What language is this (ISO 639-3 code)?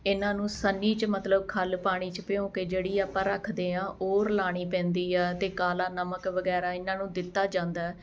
pan